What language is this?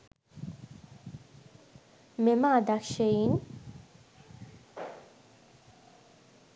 Sinhala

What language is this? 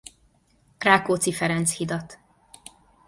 Hungarian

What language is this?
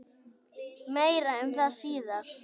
Icelandic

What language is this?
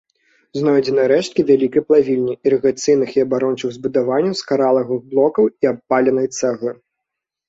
Belarusian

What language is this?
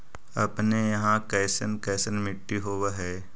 Magahi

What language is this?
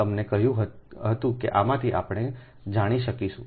Gujarati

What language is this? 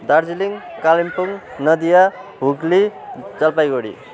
Nepali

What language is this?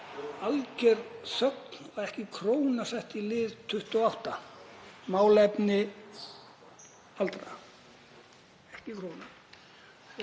Icelandic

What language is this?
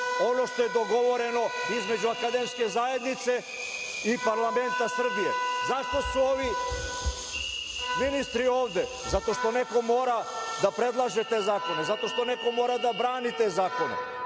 Serbian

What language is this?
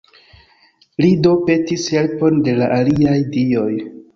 Esperanto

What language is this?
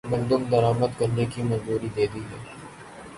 Urdu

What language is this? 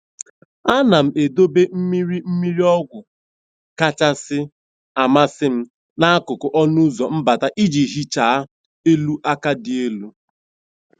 Igbo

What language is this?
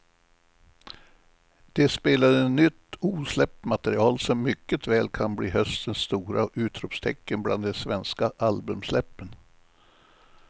Swedish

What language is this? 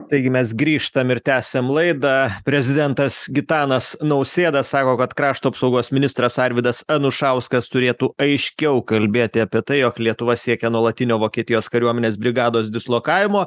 Lithuanian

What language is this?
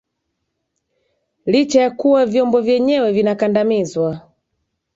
Swahili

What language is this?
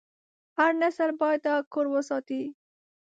Pashto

